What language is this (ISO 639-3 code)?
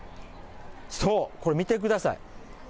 jpn